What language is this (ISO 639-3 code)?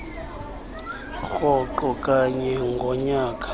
xho